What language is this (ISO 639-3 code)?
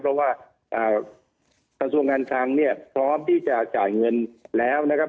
tha